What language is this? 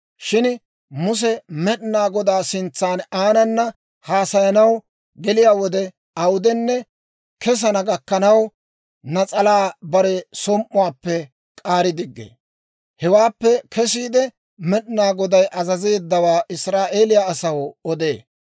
Dawro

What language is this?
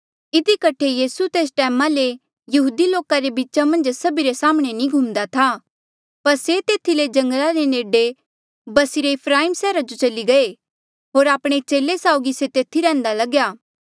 Mandeali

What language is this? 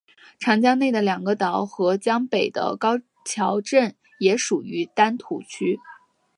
Chinese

